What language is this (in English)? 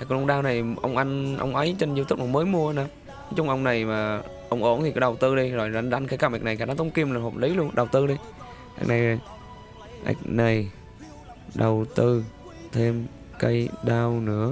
Vietnamese